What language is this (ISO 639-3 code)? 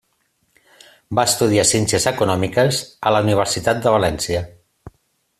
cat